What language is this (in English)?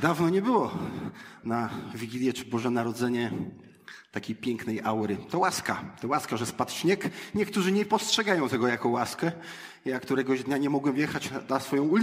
Polish